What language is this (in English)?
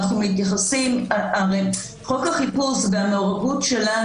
Hebrew